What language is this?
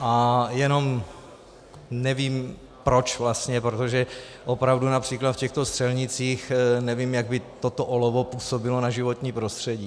Czech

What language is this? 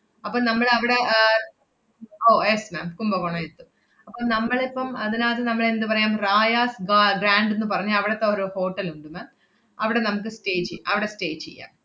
Malayalam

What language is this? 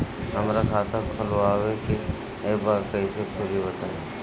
Bhojpuri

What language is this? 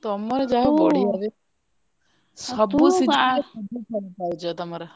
Odia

